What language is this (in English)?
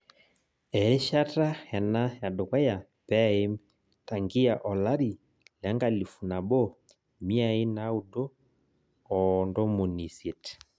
Masai